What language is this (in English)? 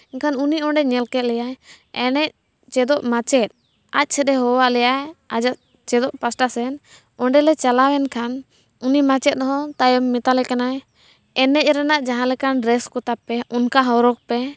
Santali